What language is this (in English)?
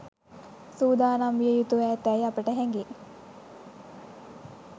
Sinhala